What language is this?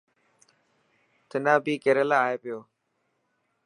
Dhatki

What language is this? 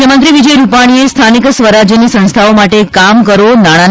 Gujarati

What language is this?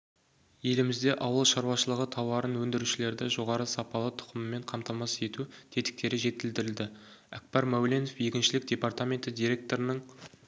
Kazakh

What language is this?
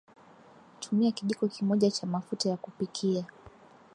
Swahili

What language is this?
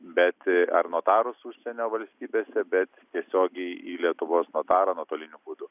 Lithuanian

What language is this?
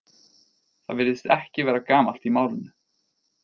Icelandic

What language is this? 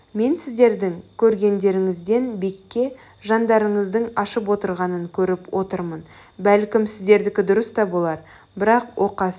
Kazakh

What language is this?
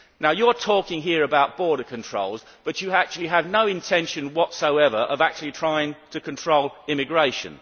English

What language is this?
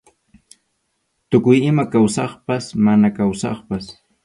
Arequipa-La Unión Quechua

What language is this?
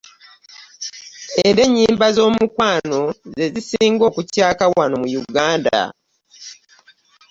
Ganda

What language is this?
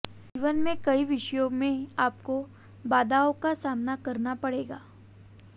Hindi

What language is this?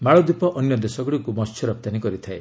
Odia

